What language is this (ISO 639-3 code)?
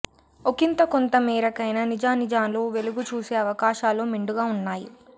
tel